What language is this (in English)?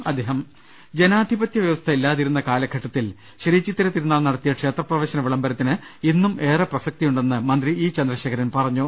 Malayalam